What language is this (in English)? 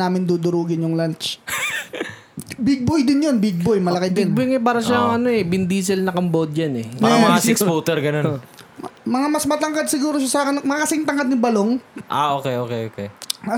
Filipino